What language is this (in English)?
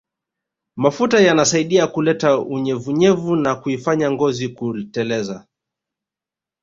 Swahili